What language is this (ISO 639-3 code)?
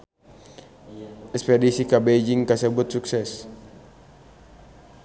sun